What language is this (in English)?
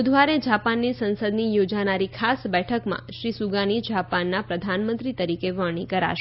Gujarati